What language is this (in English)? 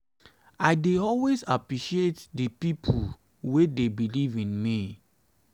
Nigerian Pidgin